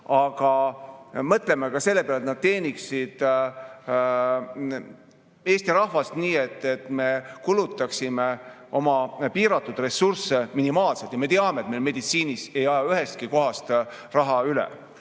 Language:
Estonian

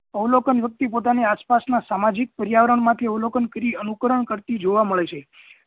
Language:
Gujarati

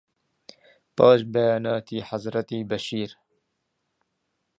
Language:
Central Kurdish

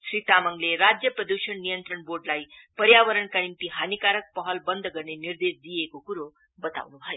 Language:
Nepali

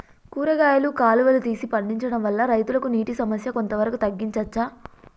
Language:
Telugu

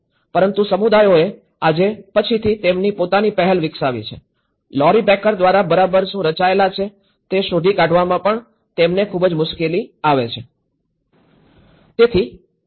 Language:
Gujarati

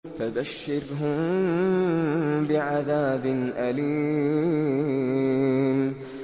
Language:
Arabic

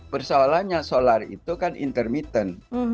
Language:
Indonesian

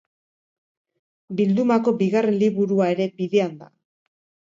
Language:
Basque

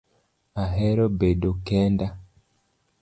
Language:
Luo (Kenya and Tanzania)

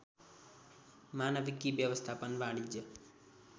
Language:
Nepali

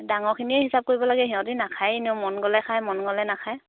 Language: Assamese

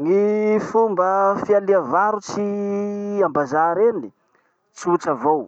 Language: Masikoro Malagasy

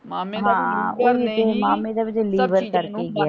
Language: Punjabi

